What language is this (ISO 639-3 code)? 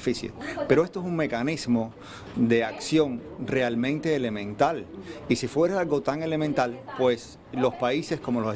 spa